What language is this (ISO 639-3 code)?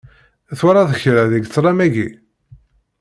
kab